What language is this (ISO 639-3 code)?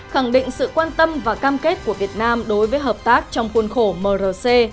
vie